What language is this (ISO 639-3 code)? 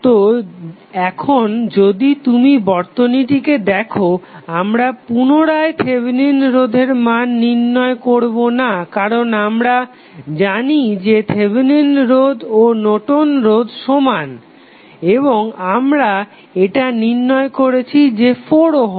ben